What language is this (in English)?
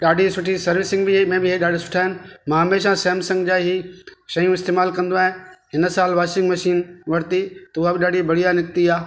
Sindhi